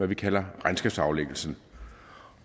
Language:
Danish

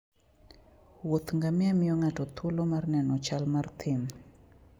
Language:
Luo (Kenya and Tanzania)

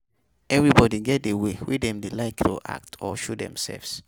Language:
Nigerian Pidgin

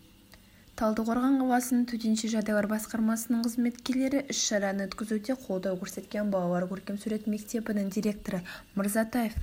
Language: Kazakh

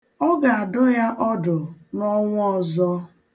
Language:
Igbo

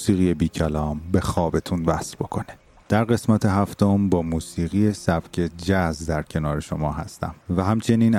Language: Persian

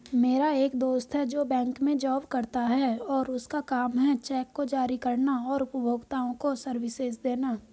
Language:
Hindi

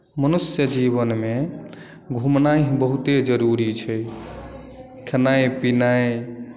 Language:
Maithili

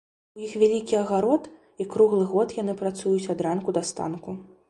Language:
Belarusian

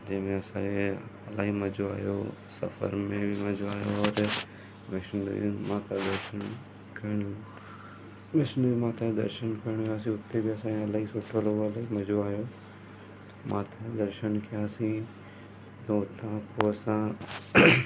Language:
Sindhi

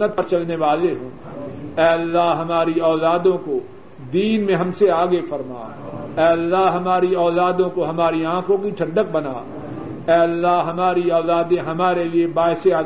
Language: Urdu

